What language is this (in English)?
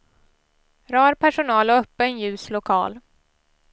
Swedish